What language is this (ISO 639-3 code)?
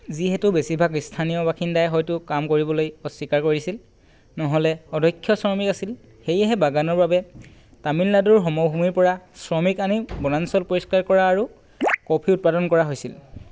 asm